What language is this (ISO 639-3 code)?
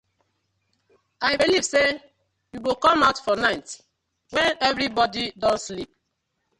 pcm